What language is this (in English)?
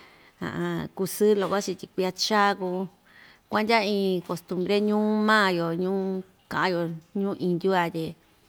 Ixtayutla Mixtec